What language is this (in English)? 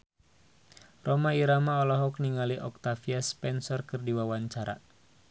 Sundanese